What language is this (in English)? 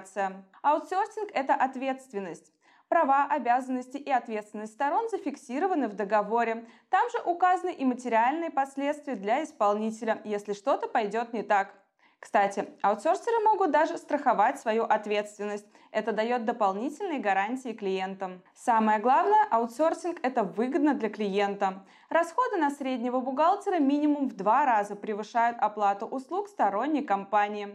Russian